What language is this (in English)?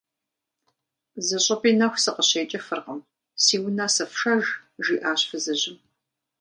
Kabardian